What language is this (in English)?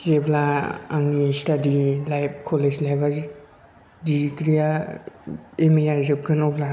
Bodo